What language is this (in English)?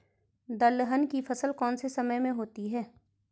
Hindi